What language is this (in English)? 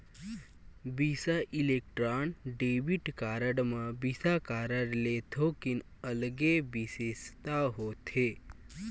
Chhattisgarhi